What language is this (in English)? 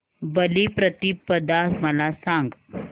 Marathi